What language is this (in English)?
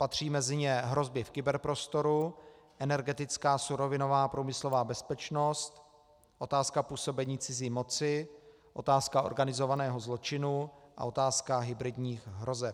Czech